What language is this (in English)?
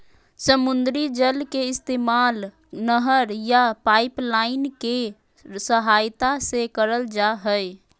Magahi